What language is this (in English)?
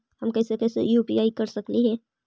Magahi